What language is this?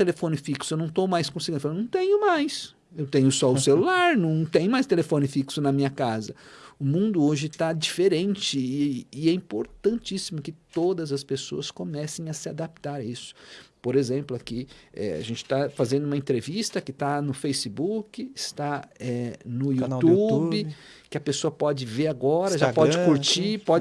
Portuguese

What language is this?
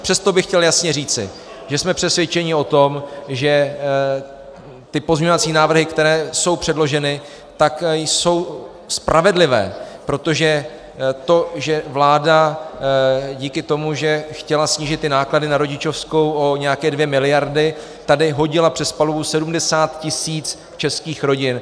Czech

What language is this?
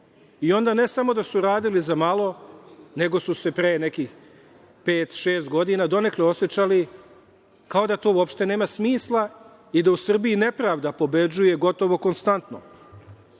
Serbian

